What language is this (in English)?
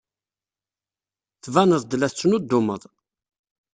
Kabyle